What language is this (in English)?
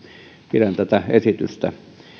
Finnish